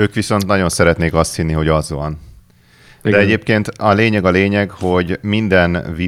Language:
Hungarian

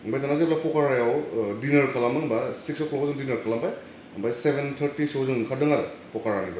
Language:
Bodo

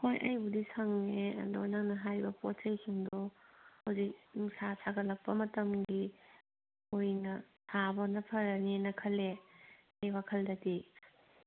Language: Manipuri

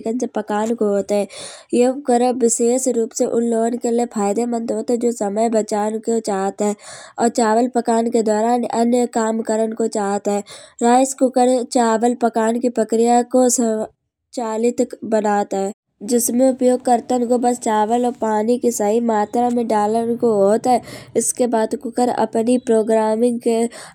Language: Kanauji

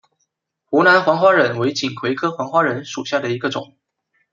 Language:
Chinese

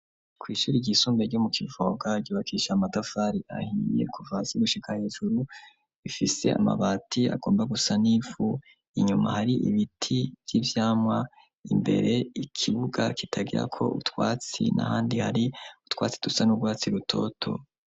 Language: Rundi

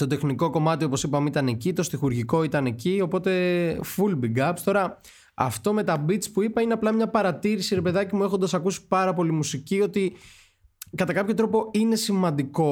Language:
Greek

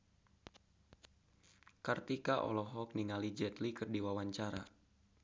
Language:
Sundanese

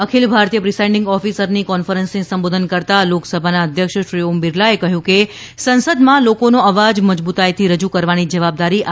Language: Gujarati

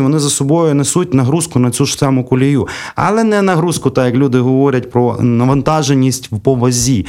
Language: Ukrainian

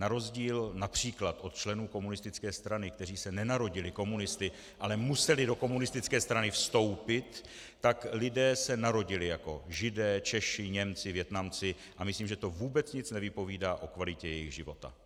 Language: Czech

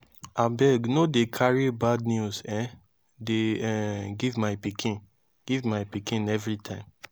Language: Nigerian Pidgin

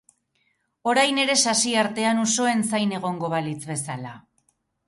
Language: Basque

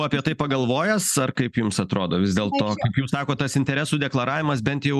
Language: Lithuanian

